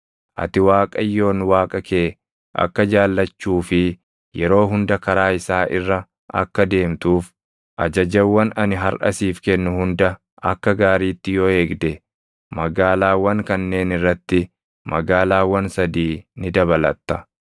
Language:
Oromo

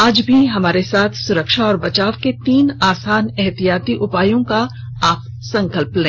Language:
Hindi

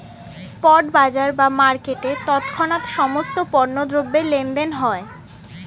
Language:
Bangla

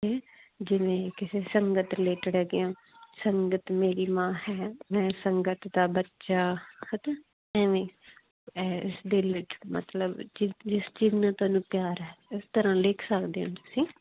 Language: Punjabi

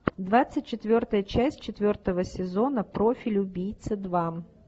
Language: Russian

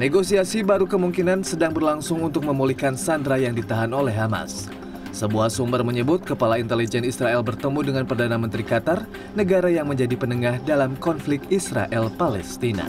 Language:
Indonesian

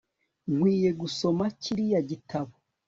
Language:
Kinyarwanda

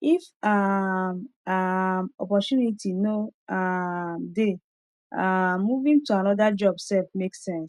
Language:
Nigerian Pidgin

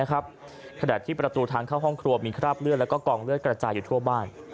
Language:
Thai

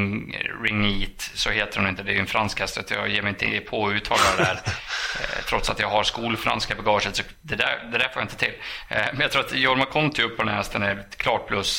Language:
Swedish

